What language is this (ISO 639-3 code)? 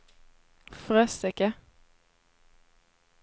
swe